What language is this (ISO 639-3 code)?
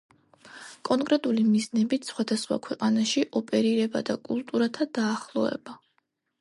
kat